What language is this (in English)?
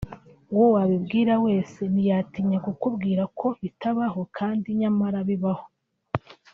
Kinyarwanda